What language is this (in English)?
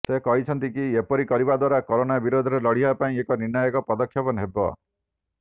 Odia